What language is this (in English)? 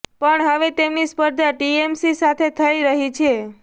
Gujarati